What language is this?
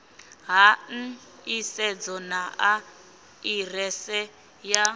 Venda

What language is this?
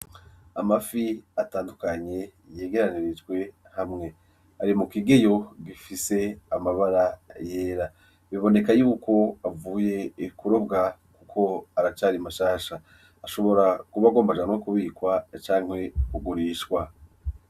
Rundi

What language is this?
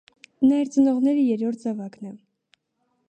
Armenian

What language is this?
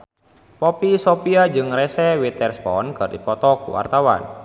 Sundanese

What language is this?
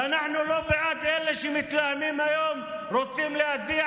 Hebrew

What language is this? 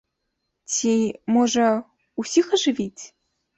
Belarusian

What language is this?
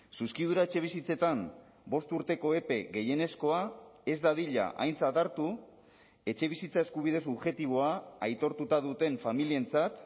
Basque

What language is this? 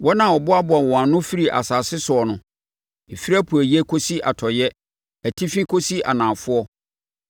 Akan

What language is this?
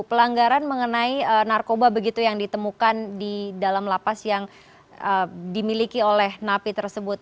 Indonesian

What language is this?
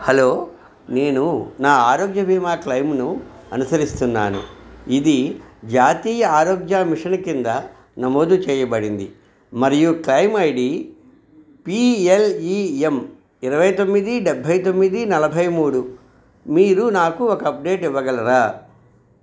Telugu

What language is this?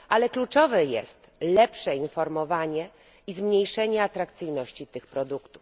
Polish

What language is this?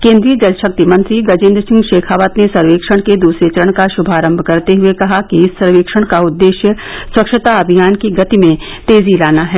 Hindi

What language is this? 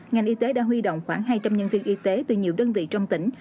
Vietnamese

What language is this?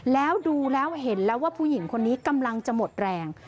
Thai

